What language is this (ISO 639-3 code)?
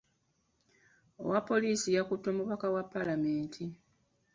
lug